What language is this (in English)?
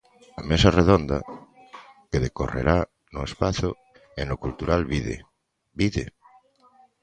Galician